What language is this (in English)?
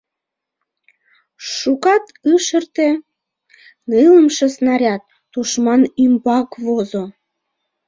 Mari